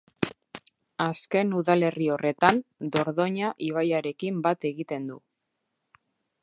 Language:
Basque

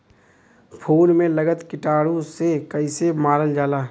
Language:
Bhojpuri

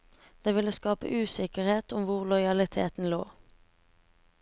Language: Norwegian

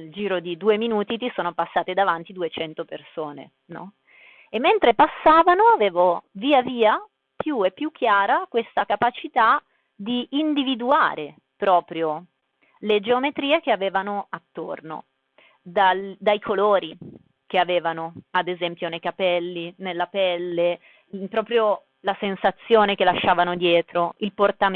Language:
Italian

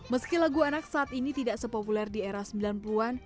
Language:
Indonesian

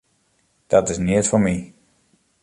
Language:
Western Frisian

